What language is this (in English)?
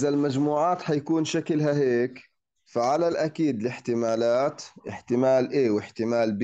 Arabic